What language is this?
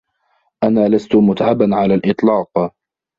Arabic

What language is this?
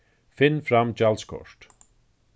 Faroese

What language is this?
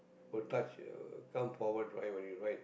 English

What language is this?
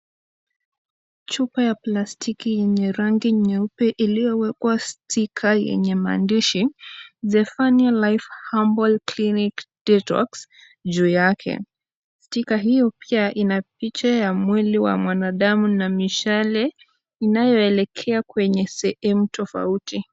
Swahili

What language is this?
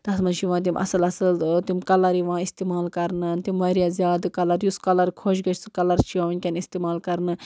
Kashmiri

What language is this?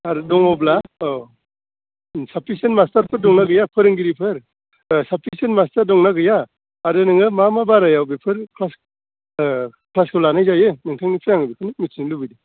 Bodo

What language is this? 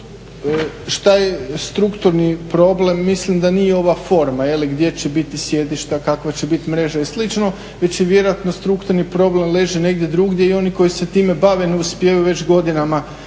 Croatian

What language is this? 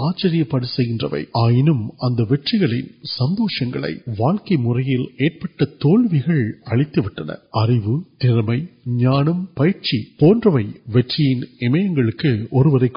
Urdu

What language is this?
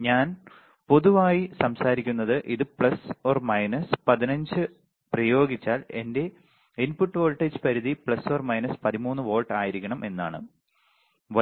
Malayalam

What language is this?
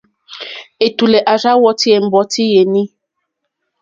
Mokpwe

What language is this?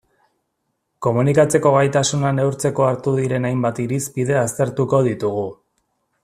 Basque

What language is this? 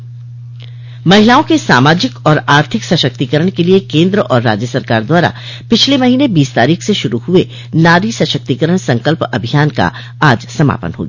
Hindi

